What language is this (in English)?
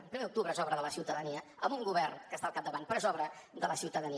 Catalan